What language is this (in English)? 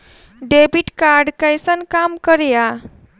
Maithili